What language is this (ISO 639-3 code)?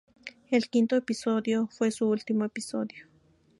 spa